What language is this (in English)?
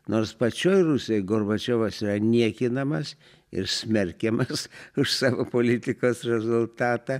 Lithuanian